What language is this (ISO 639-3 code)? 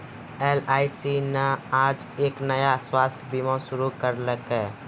mai